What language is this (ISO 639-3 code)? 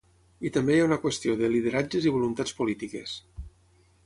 cat